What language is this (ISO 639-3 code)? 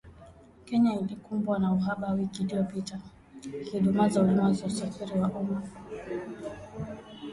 swa